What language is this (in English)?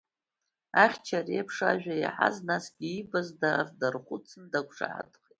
Abkhazian